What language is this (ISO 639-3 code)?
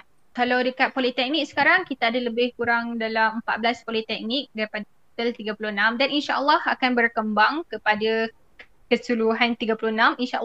msa